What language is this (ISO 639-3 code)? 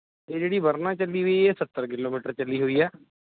pan